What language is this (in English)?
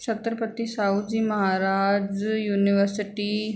Sindhi